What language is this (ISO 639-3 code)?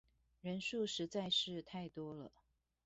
zho